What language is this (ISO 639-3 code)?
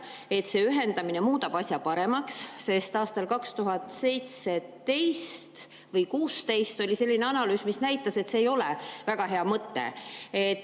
est